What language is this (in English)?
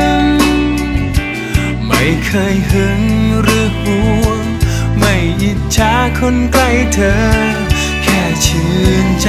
Thai